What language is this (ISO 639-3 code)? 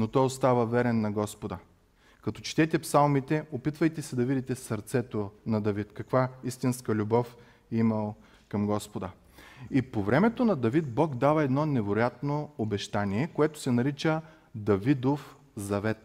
bul